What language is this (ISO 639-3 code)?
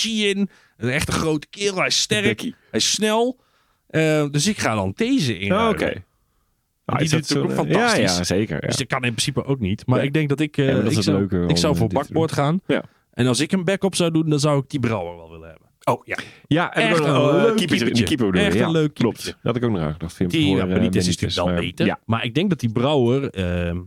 nld